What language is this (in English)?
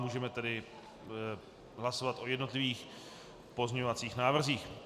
Czech